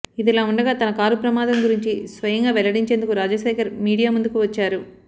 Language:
Telugu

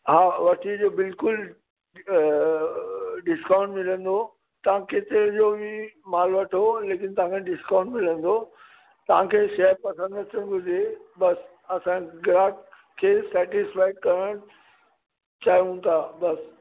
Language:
Sindhi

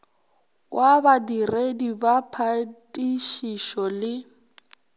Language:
Northern Sotho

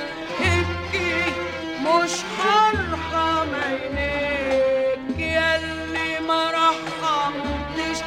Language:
Arabic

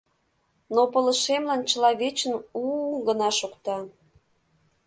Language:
Mari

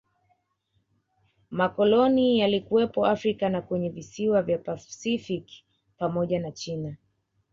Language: Swahili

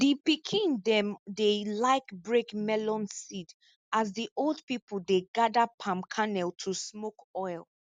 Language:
Nigerian Pidgin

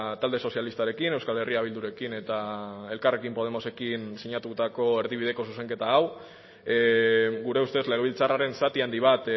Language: Basque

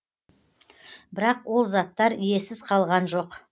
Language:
Kazakh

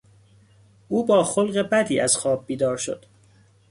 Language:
Persian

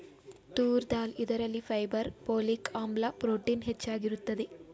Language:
Kannada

